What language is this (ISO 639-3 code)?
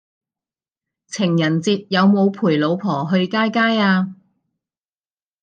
yue